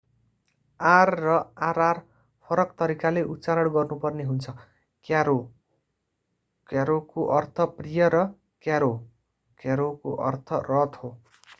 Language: Nepali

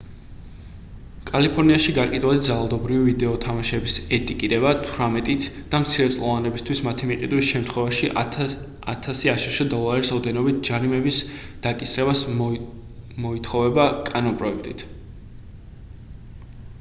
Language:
Georgian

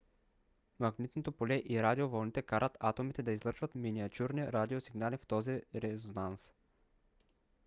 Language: Bulgarian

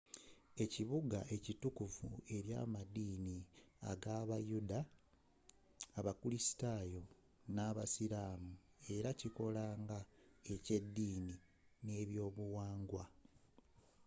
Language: Ganda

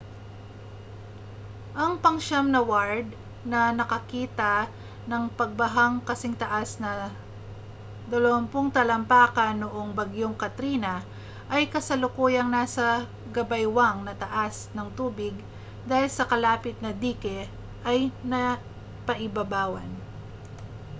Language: Filipino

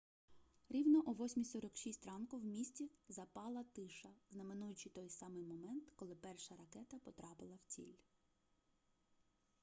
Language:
Ukrainian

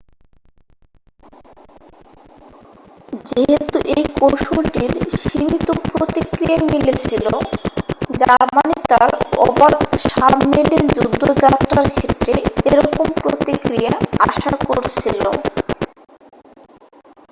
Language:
Bangla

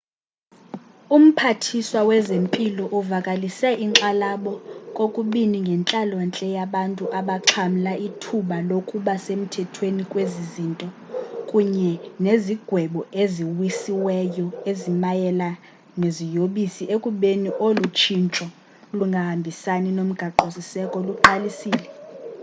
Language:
Xhosa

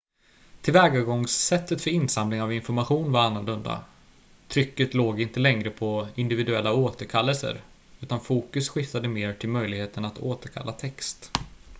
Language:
Swedish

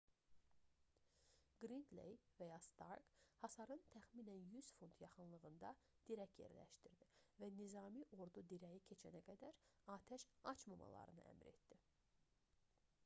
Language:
Azerbaijani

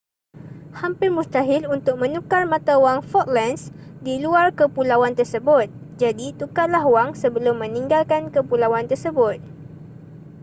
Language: Malay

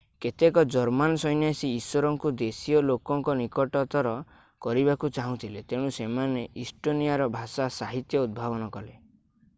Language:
Odia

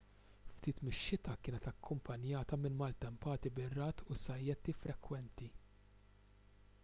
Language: Maltese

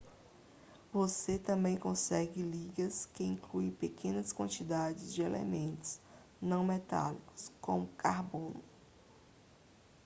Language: Portuguese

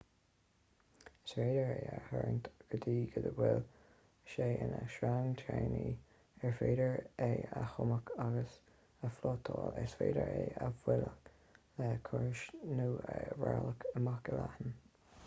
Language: Irish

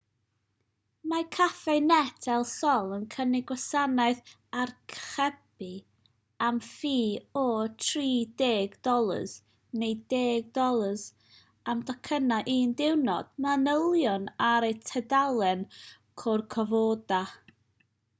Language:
Welsh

